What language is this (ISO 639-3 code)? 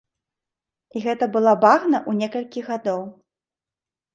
bel